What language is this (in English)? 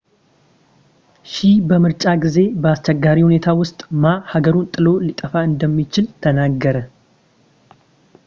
Amharic